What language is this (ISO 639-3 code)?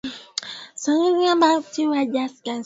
swa